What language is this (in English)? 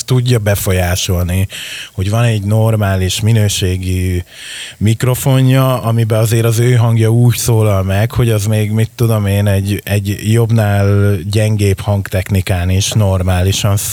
Hungarian